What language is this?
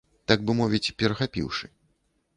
Belarusian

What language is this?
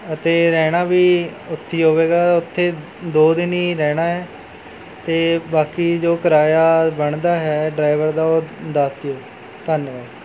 Punjabi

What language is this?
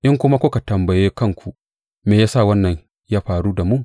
Hausa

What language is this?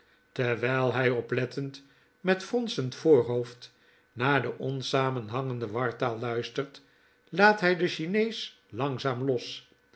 Dutch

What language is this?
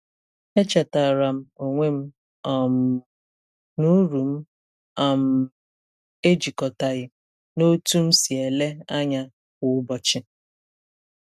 Igbo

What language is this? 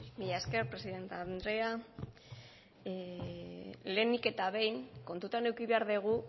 Basque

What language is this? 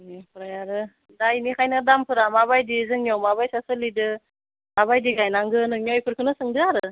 Bodo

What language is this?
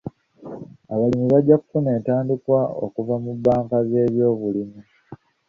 Ganda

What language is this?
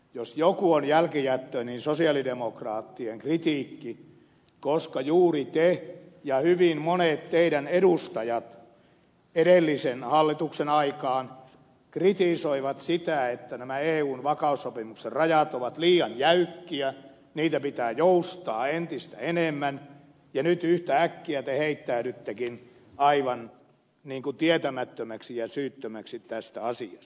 Finnish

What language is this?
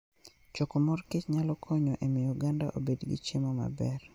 Luo (Kenya and Tanzania)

